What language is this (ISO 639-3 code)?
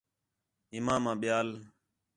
xhe